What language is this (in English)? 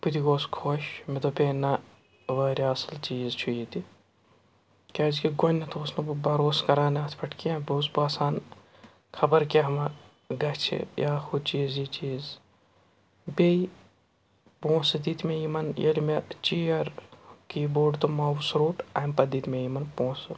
Kashmiri